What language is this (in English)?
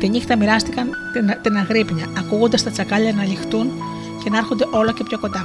Greek